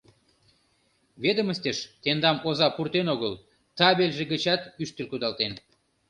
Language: Mari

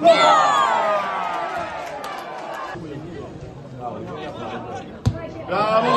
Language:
Italian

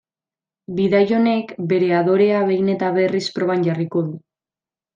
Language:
Basque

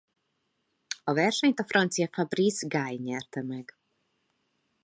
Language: Hungarian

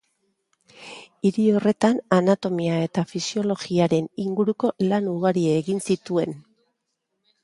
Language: Basque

